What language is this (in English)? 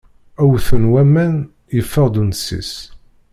Kabyle